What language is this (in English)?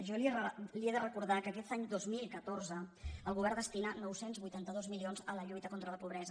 Catalan